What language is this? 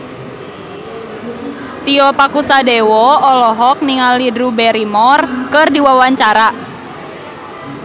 Sundanese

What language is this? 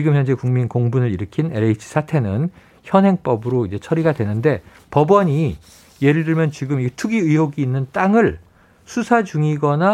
Korean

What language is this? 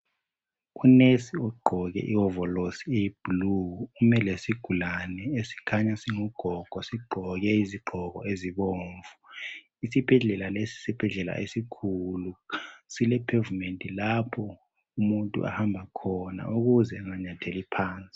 North Ndebele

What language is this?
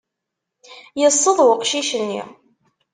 Kabyle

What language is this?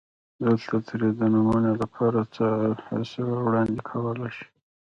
Pashto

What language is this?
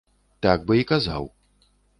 Belarusian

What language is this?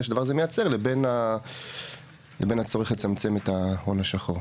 Hebrew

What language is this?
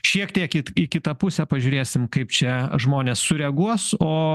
Lithuanian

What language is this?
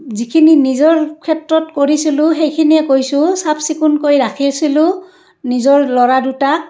Assamese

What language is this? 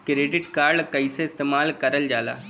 Bhojpuri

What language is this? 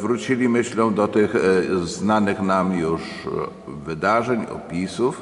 Polish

